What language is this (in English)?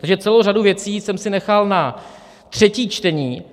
Czech